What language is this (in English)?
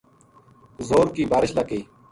Gujari